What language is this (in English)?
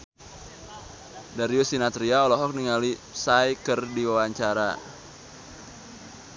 Sundanese